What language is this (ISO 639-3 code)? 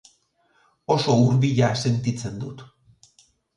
eus